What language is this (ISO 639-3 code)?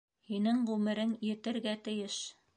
bak